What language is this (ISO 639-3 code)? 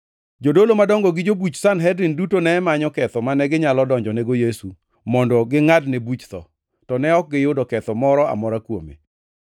luo